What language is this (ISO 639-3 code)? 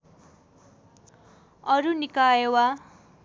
nep